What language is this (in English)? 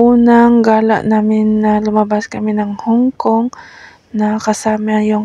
Filipino